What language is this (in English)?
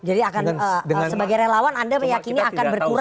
Indonesian